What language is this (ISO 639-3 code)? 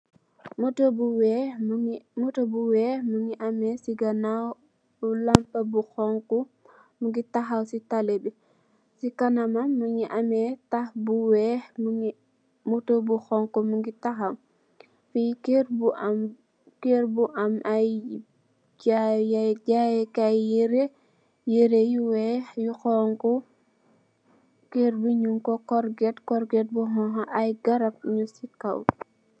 wol